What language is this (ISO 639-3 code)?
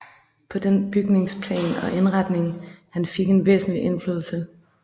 dan